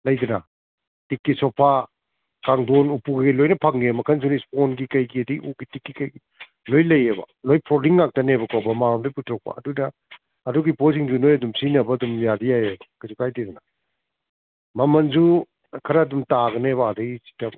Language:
Manipuri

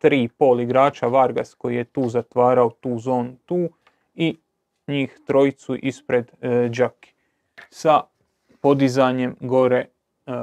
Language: Croatian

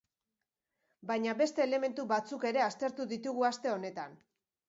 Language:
Basque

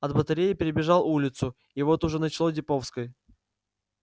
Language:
Russian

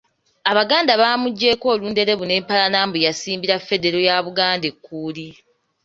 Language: Ganda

